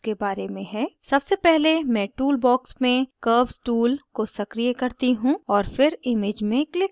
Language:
Hindi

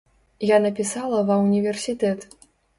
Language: Belarusian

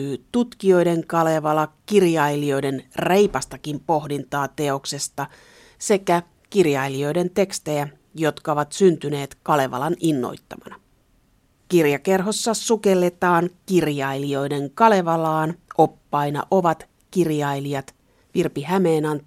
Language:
Finnish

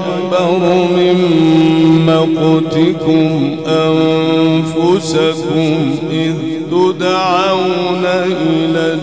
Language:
Arabic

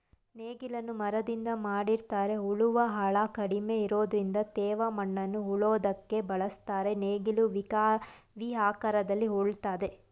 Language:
Kannada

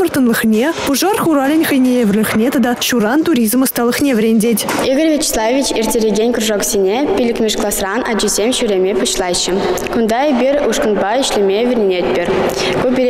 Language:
Russian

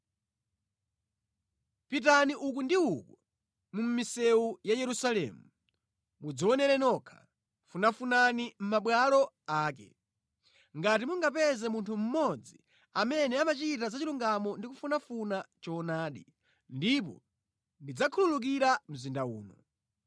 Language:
Nyanja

